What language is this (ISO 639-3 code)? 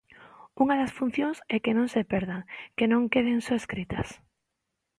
glg